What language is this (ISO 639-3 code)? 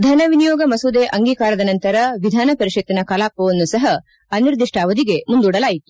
kan